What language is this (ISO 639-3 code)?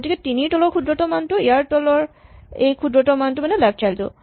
asm